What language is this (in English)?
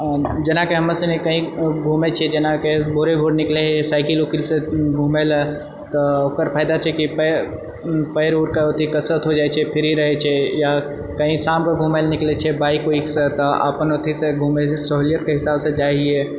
Maithili